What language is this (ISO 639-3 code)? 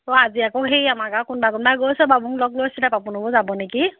asm